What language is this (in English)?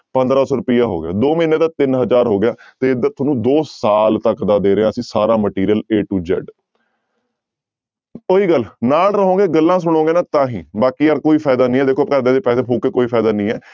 Punjabi